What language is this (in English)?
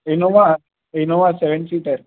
Sindhi